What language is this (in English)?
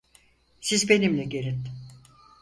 Turkish